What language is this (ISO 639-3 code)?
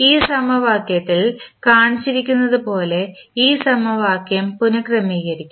mal